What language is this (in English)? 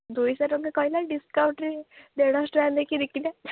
Odia